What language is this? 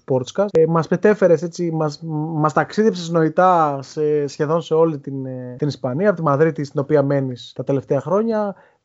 Greek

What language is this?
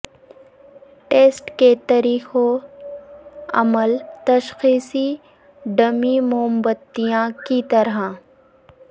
Urdu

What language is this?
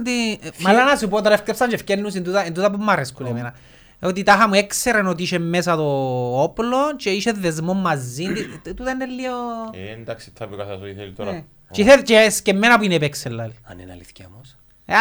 Greek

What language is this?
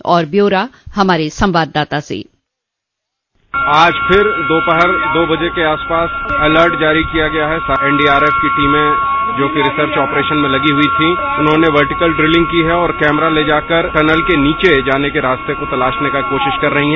Hindi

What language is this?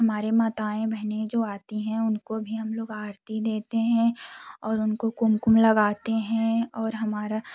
Hindi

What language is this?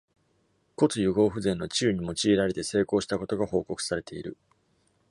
Japanese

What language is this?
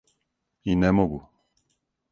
Serbian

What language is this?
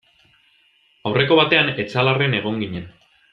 Basque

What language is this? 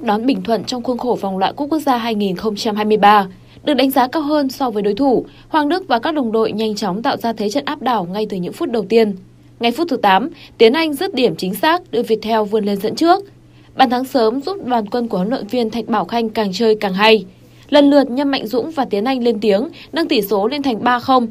Vietnamese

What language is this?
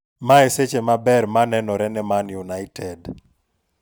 Luo (Kenya and Tanzania)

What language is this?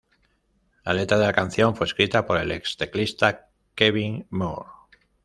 Spanish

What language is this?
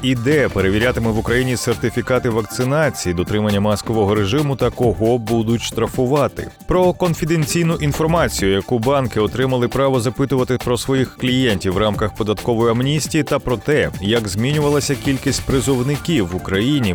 Ukrainian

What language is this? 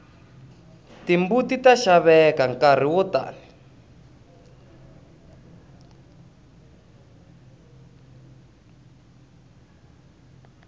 Tsonga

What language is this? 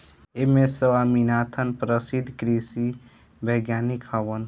Bhojpuri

